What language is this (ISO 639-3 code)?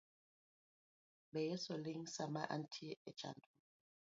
luo